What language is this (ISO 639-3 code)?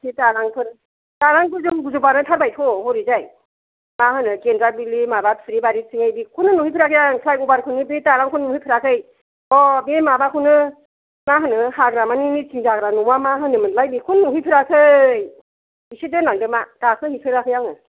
brx